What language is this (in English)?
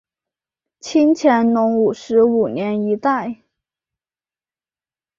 Chinese